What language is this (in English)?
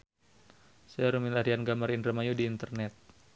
Sundanese